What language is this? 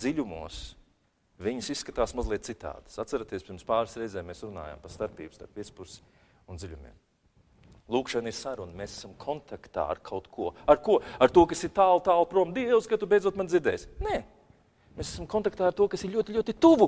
Latvian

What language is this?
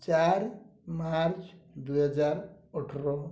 Odia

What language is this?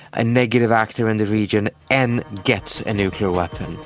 English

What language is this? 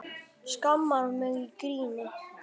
Icelandic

